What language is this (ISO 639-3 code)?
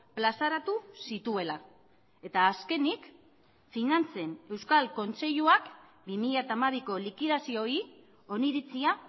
eus